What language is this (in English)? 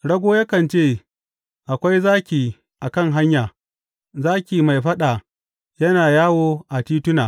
Hausa